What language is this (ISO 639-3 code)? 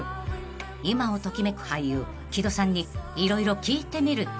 jpn